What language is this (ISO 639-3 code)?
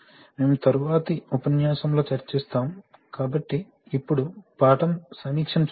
tel